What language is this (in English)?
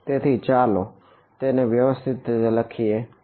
Gujarati